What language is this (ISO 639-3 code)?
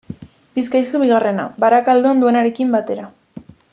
eus